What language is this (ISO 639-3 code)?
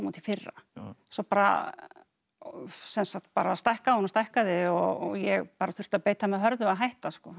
isl